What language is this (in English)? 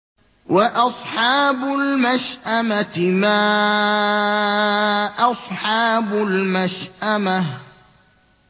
Arabic